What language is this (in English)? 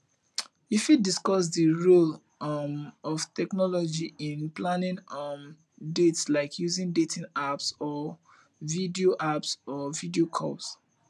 Nigerian Pidgin